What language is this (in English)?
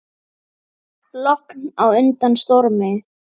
Icelandic